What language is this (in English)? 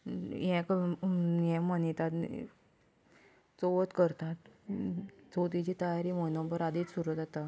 Konkani